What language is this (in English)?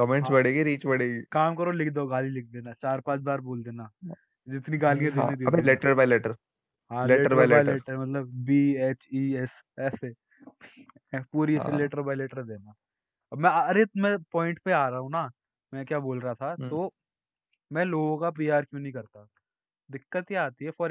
Hindi